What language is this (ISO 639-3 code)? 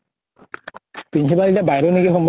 asm